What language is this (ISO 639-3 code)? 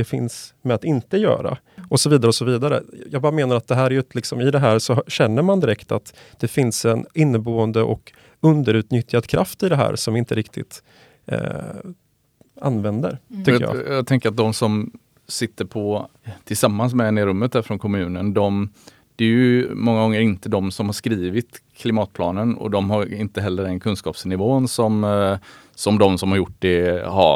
swe